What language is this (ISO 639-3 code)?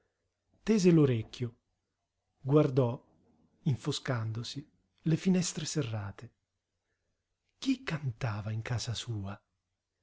ita